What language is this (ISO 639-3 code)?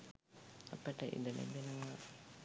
sin